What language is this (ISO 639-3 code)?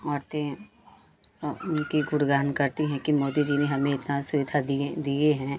hin